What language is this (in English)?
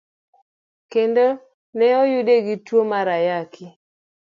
Luo (Kenya and Tanzania)